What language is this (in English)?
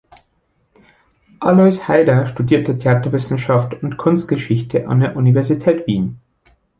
German